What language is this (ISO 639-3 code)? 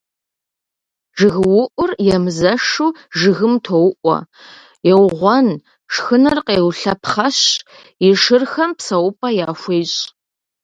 kbd